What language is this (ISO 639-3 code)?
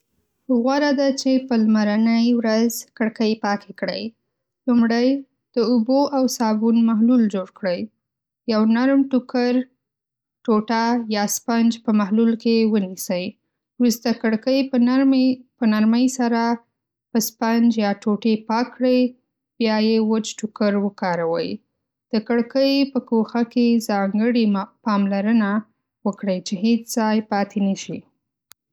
pus